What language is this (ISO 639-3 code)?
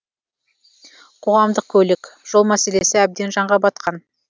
kaz